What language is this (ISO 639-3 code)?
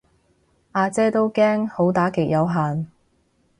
yue